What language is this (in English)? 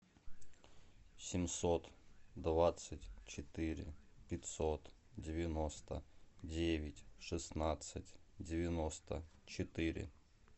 Russian